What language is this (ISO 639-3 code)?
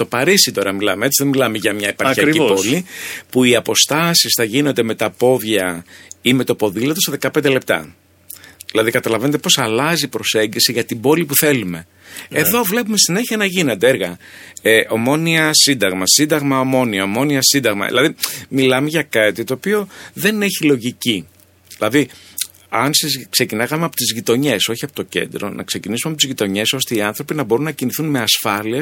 ell